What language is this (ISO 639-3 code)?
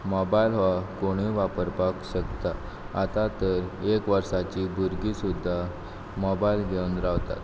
kok